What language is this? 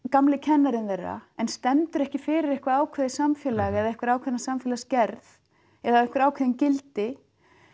Icelandic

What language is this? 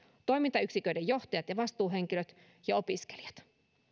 Finnish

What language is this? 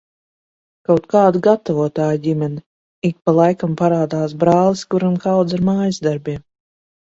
Latvian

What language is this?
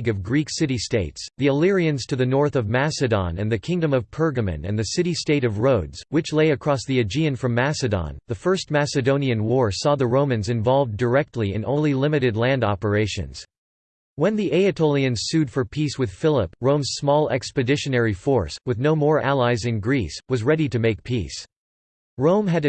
English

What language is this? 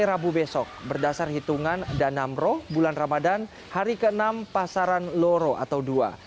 Indonesian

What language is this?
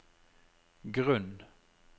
Norwegian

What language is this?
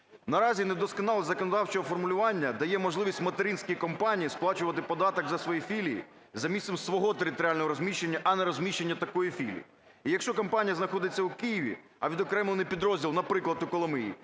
Ukrainian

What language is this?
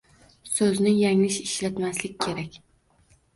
Uzbek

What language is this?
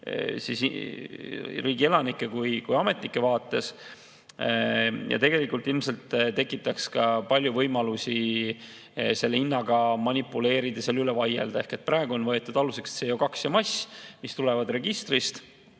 Estonian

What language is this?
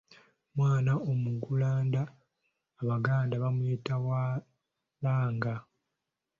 Ganda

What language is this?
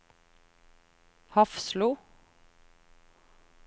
Norwegian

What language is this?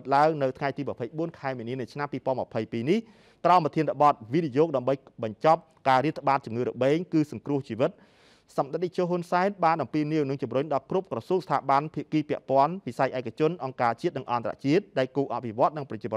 Thai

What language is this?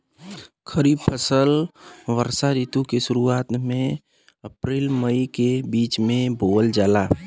Bhojpuri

